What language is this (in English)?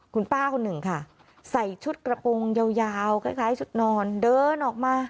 Thai